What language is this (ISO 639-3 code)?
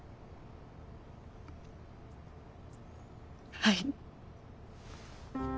jpn